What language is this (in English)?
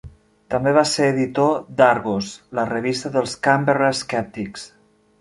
Catalan